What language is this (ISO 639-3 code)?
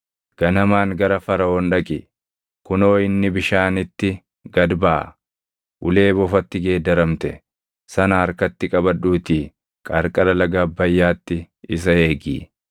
orm